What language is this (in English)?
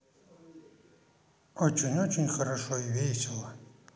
Russian